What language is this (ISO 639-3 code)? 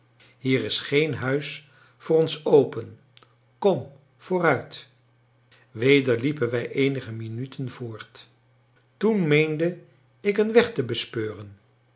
nld